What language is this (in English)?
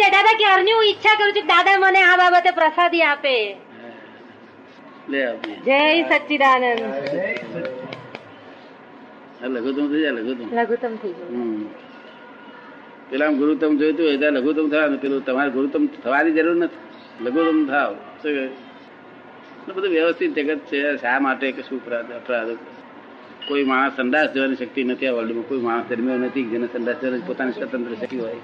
Gujarati